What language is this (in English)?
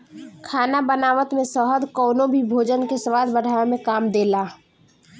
Bhojpuri